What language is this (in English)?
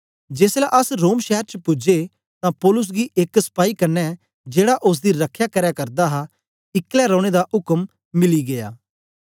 Dogri